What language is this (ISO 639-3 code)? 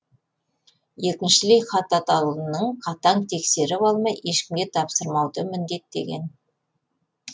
kaz